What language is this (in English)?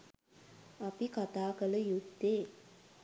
Sinhala